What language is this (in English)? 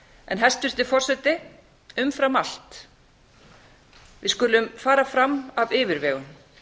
Icelandic